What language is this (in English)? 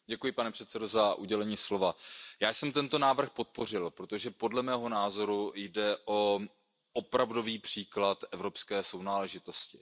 Czech